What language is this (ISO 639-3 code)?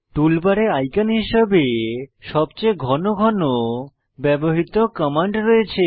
ben